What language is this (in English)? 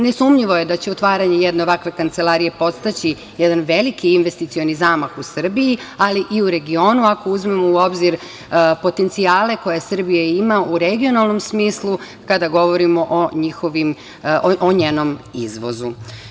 Serbian